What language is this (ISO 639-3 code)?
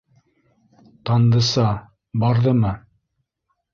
bak